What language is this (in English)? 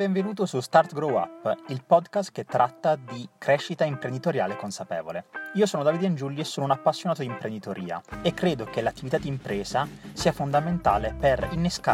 Italian